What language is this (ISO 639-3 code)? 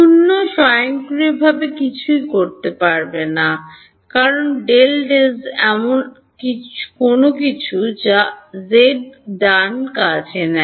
ben